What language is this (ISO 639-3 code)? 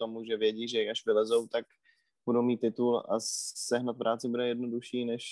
ces